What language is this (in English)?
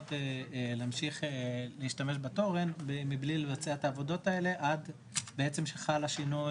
Hebrew